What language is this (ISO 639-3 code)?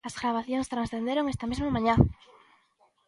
glg